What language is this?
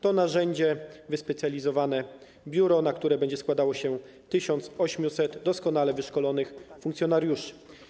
Polish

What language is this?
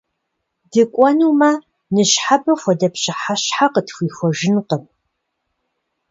Kabardian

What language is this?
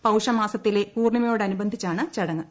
Malayalam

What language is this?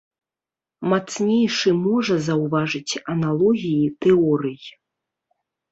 Belarusian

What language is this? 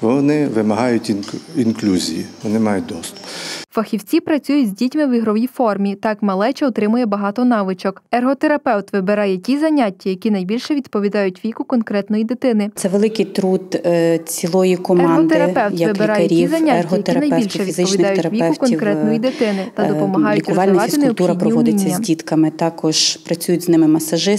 Ukrainian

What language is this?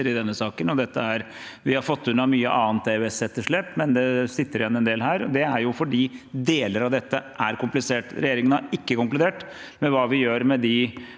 Norwegian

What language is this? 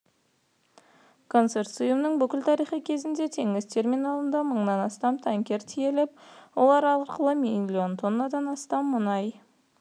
Kazakh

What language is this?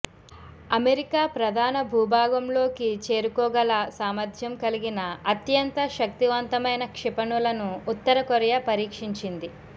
Telugu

